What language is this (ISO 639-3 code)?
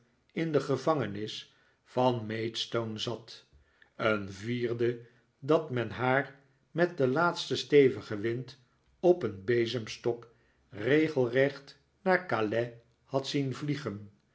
nld